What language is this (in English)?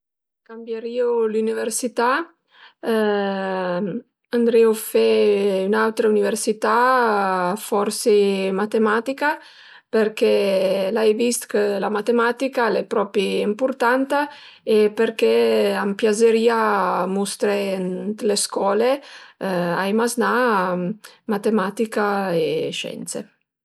Piedmontese